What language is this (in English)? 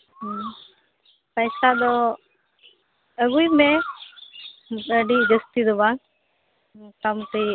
Santali